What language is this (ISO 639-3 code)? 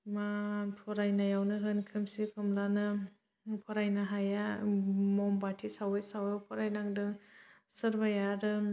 brx